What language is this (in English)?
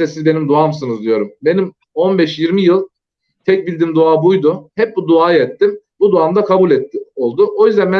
Turkish